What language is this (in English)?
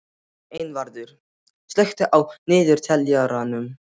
Icelandic